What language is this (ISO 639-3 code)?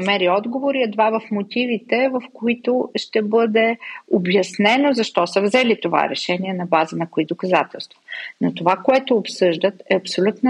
bul